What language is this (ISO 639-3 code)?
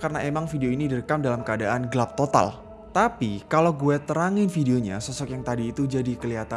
ind